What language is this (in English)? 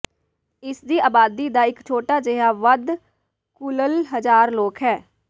Punjabi